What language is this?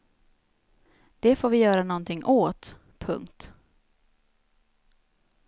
Swedish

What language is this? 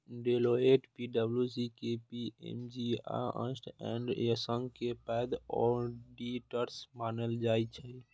Maithili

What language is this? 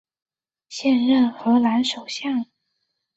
Chinese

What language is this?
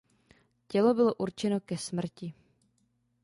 Czech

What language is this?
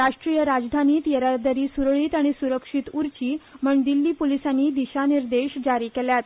Konkani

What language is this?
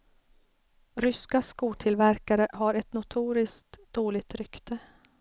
Swedish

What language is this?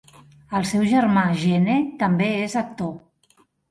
Catalan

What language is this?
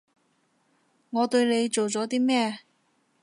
Cantonese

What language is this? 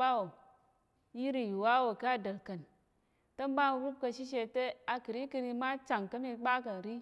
Tarok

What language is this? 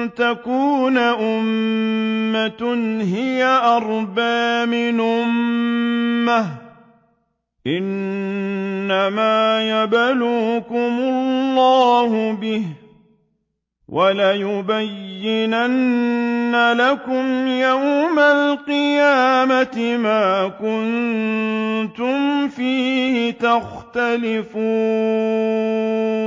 Arabic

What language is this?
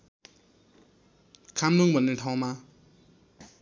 Nepali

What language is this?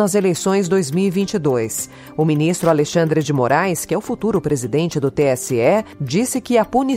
Portuguese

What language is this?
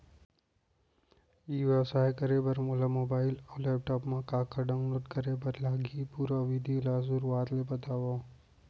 Chhattisgarhi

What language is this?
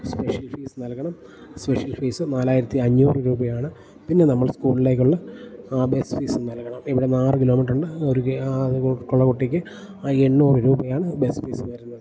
Malayalam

